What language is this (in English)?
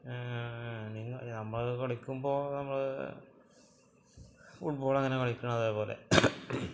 Malayalam